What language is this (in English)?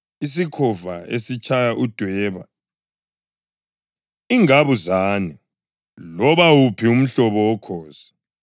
North Ndebele